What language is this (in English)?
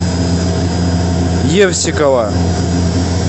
Russian